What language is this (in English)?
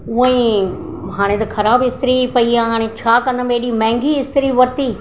Sindhi